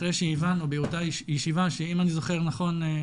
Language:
Hebrew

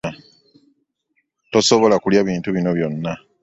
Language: Ganda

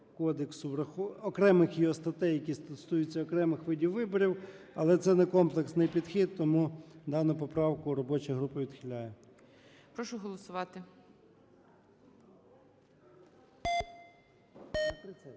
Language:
Ukrainian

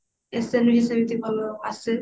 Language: Odia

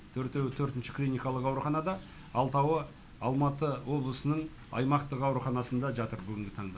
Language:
Kazakh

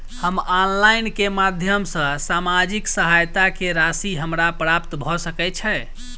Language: Maithili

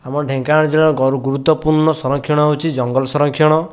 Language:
Odia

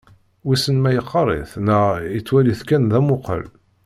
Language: Kabyle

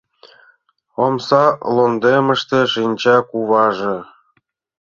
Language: Mari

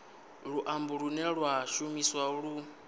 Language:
Venda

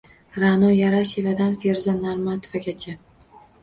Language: Uzbek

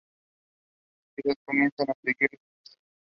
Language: Spanish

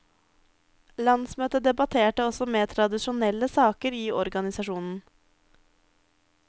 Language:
Norwegian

